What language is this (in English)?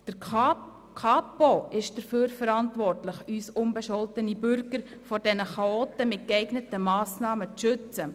Swiss German